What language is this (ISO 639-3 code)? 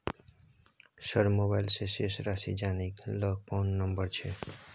mai